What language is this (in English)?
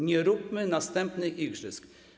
Polish